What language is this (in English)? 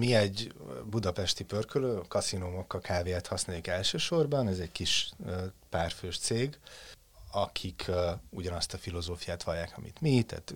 Hungarian